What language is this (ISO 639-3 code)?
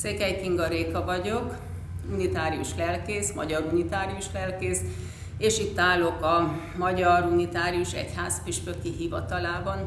hun